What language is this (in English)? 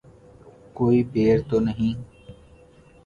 Urdu